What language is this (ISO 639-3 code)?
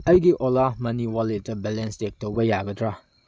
mni